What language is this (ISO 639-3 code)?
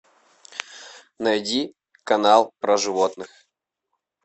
rus